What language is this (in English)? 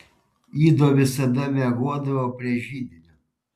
Lithuanian